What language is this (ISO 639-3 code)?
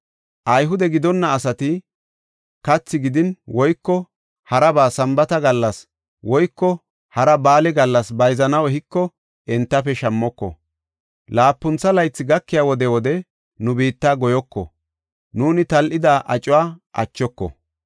gof